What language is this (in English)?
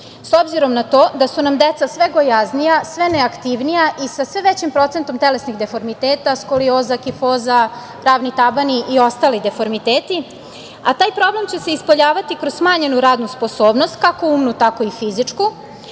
Serbian